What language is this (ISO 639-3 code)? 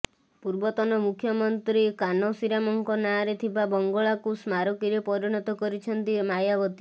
ori